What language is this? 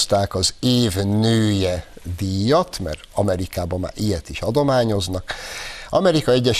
Hungarian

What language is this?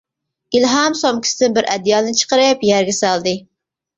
Uyghur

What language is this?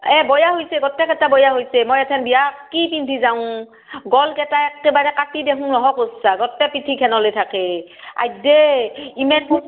Assamese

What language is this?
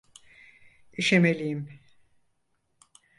Turkish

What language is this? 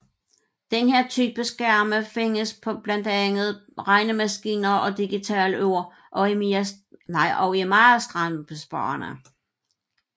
Danish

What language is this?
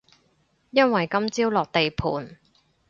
Cantonese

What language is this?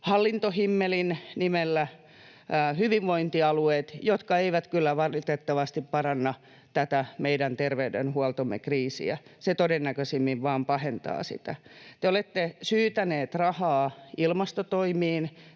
Finnish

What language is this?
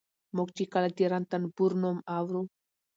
Pashto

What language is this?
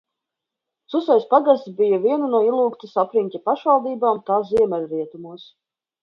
Latvian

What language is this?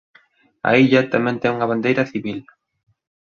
Galician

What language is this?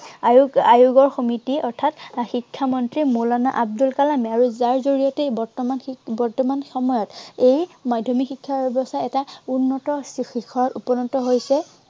Assamese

